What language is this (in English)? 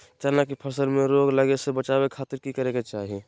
Magahi